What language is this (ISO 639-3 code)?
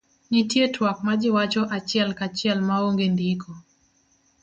luo